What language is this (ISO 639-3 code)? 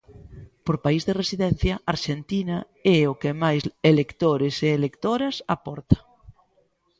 glg